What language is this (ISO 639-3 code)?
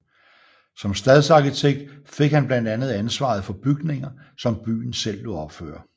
dan